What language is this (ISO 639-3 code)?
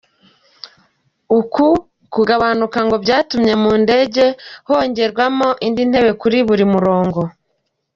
kin